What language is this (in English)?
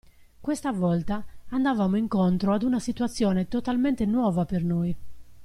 Italian